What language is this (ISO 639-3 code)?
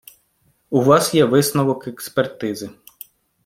ukr